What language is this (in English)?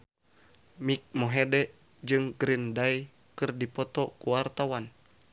Sundanese